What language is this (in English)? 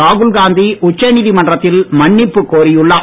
Tamil